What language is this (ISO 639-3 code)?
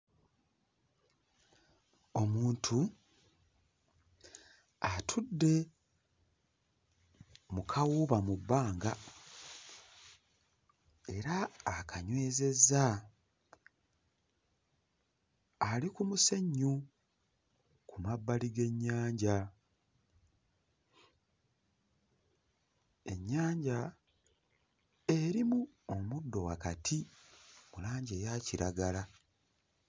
lug